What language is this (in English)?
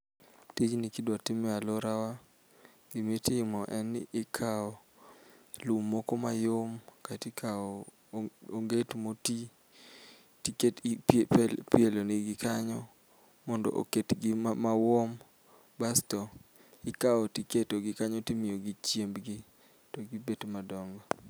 Luo (Kenya and Tanzania)